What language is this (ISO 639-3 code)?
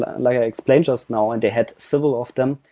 eng